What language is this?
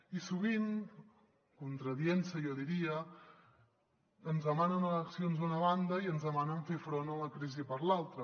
Catalan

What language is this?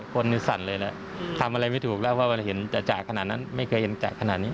Thai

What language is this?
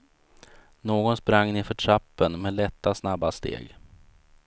Swedish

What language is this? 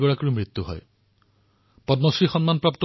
Assamese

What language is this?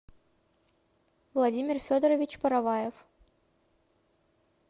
Russian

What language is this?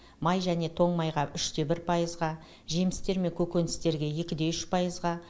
Kazakh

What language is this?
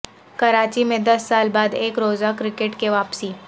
Urdu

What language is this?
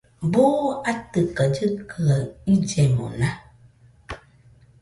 Nüpode Huitoto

